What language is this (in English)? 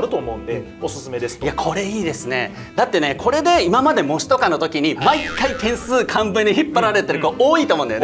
Japanese